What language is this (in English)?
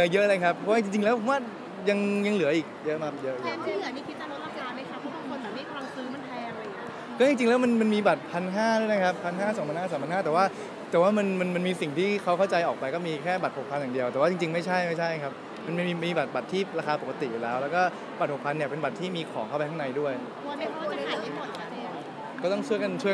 Thai